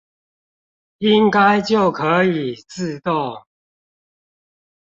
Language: Chinese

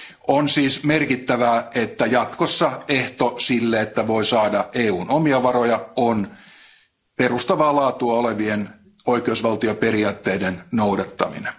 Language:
Finnish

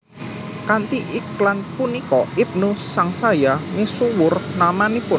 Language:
Javanese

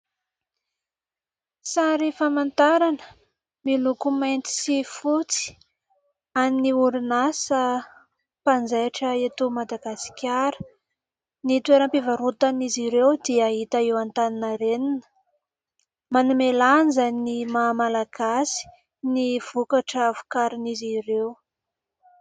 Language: Malagasy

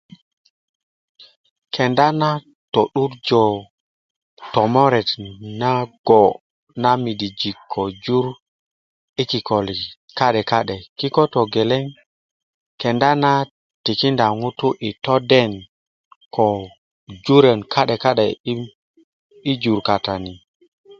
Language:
Kuku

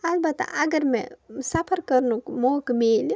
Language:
Kashmiri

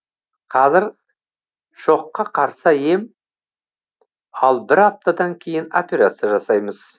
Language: Kazakh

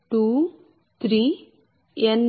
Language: Telugu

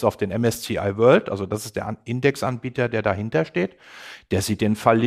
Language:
German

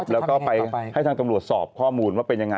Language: Thai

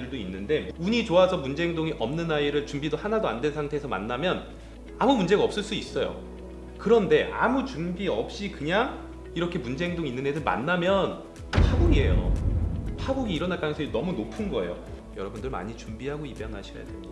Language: Korean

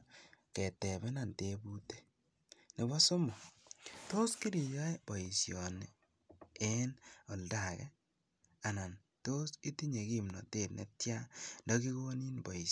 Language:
Kalenjin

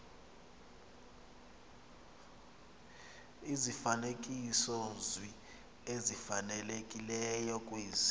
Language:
Xhosa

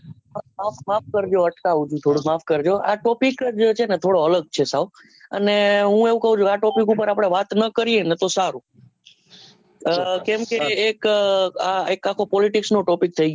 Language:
Gujarati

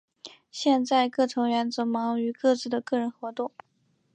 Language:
Chinese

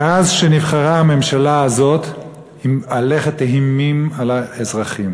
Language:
Hebrew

